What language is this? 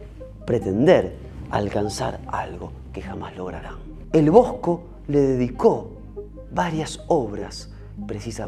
Spanish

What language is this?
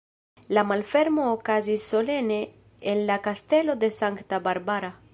Esperanto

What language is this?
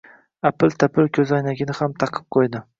Uzbek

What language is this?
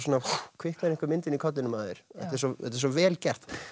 Icelandic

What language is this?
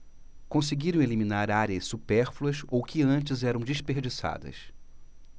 Portuguese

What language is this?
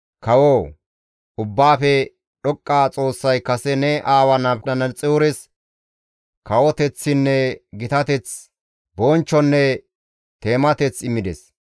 Gamo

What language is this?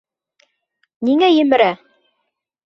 Bashkir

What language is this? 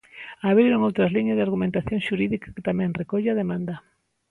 Galician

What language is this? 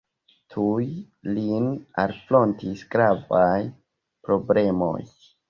Esperanto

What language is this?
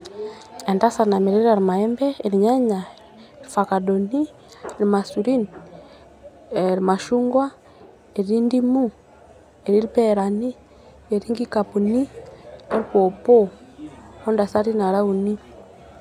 Masai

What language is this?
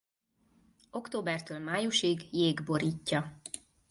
Hungarian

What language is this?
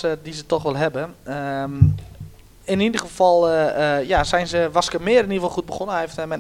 Dutch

